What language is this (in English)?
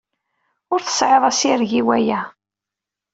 Kabyle